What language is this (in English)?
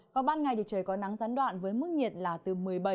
Vietnamese